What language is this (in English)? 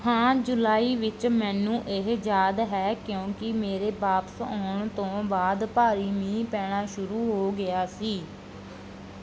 Punjabi